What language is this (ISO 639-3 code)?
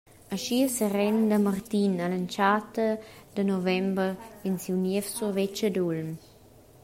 roh